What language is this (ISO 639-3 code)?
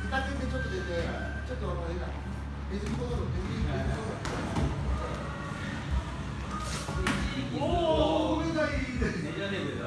jpn